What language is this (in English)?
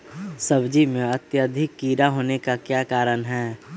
Magahi